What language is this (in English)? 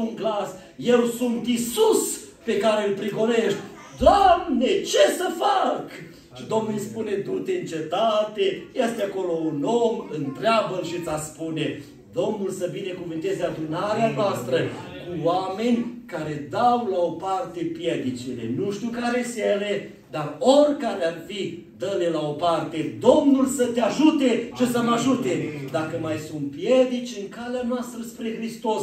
Romanian